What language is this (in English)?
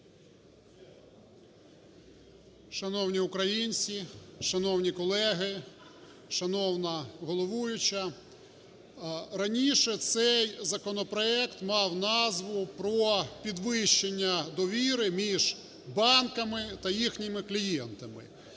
Ukrainian